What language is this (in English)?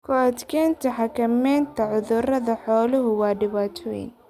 Somali